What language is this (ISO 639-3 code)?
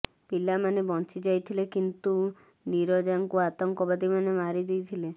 ori